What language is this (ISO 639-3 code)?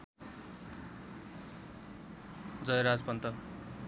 nep